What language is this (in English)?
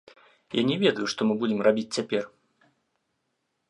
Belarusian